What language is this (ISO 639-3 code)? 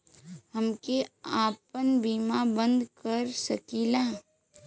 bho